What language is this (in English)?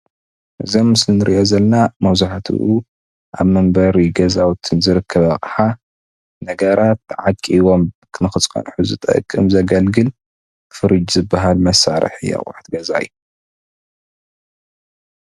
Tigrinya